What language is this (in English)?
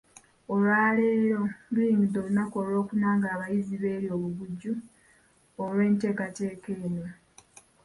Ganda